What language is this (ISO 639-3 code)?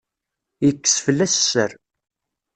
kab